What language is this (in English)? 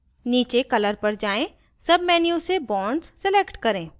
Hindi